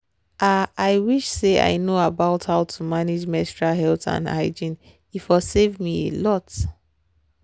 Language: Nigerian Pidgin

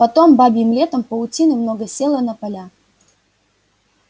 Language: Russian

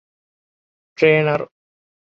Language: Divehi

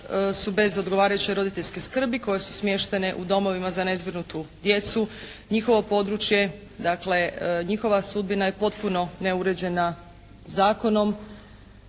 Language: Croatian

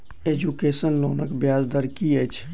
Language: Maithili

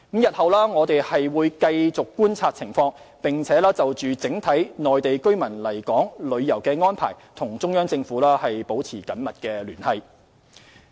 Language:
Cantonese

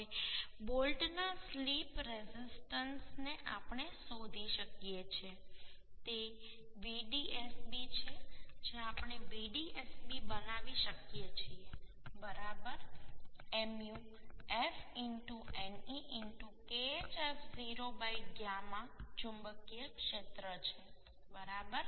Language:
Gujarati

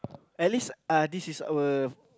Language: English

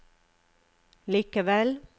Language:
Norwegian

